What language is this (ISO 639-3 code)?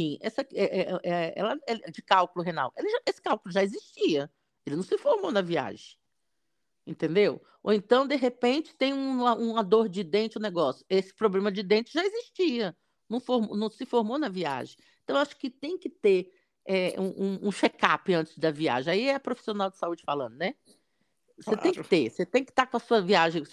por